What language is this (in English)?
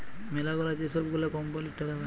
Bangla